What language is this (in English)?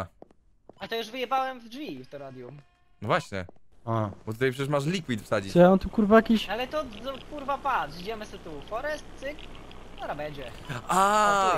Polish